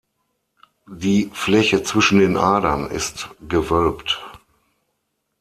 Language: German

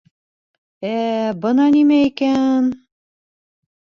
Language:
Bashkir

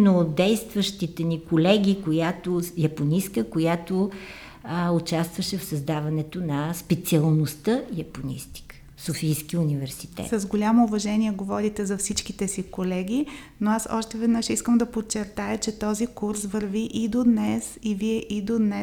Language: Bulgarian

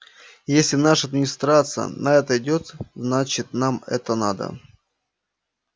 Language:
Russian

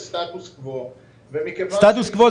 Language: Hebrew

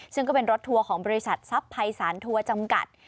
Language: Thai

